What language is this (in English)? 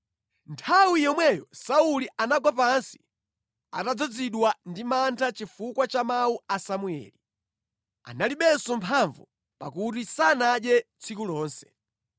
Nyanja